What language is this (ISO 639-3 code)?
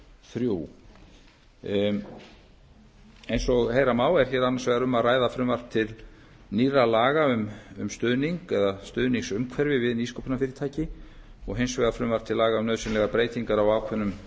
isl